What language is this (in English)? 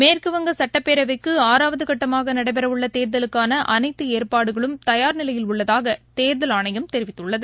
Tamil